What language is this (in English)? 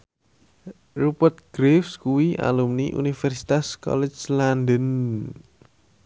Javanese